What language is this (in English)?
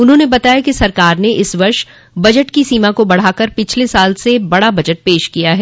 Hindi